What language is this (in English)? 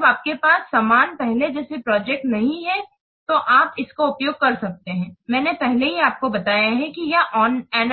Hindi